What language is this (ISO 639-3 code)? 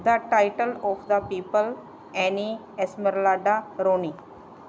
pan